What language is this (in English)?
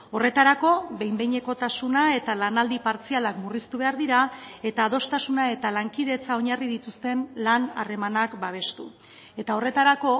Basque